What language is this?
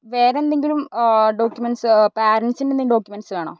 Malayalam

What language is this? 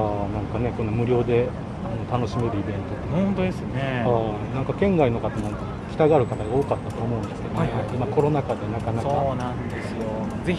Japanese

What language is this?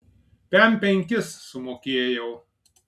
Lithuanian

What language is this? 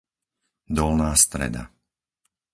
Slovak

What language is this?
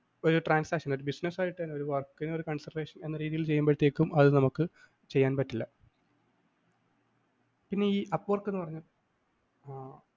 Malayalam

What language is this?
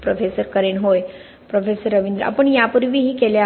Marathi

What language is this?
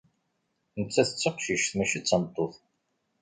Kabyle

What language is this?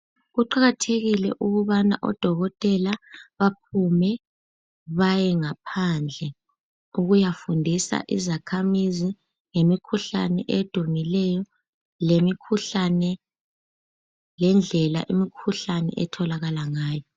North Ndebele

